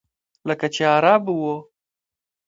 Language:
Pashto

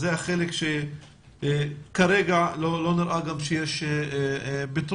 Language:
Hebrew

